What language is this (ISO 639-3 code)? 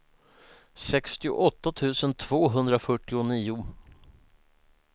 swe